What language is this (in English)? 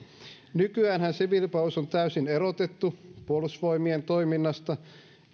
Finnish